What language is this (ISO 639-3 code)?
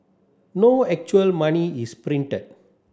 eng